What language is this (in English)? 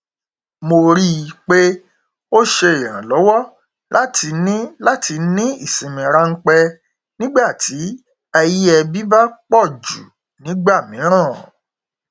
Yoruba